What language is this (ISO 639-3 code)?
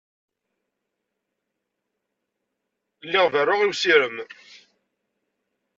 kab